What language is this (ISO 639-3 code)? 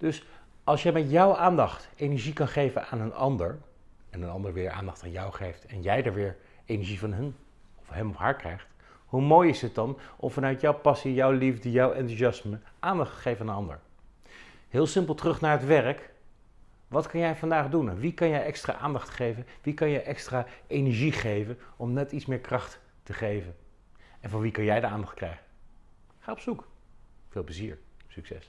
nld